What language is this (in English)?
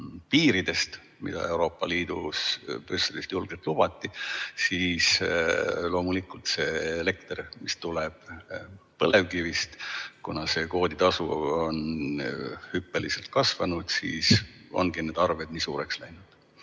Estonian